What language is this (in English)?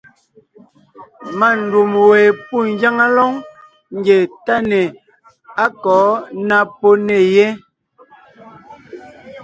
Ngiemboon